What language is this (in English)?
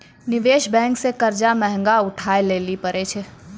Maithili